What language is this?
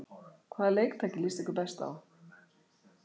Icelandic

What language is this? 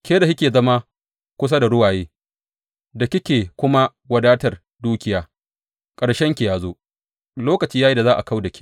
Hausa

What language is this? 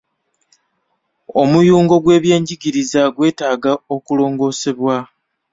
Ganda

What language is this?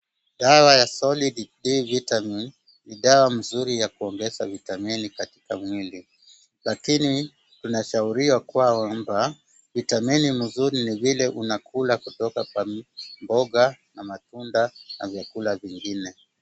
Swahili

